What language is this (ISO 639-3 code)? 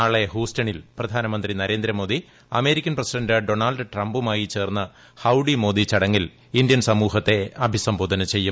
mal